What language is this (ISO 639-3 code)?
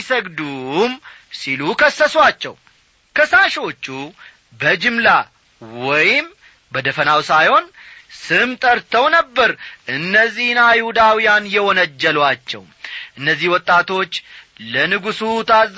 amh